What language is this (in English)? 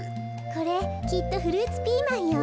Japanese